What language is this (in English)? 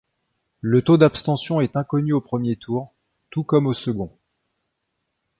French